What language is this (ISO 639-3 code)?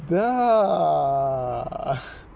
rus